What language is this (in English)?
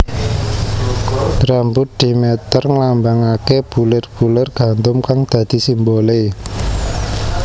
Javanese